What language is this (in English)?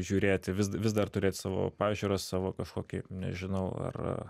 Lithuanian